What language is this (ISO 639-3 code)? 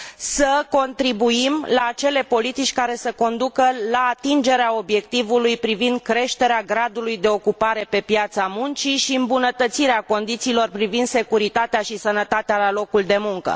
ron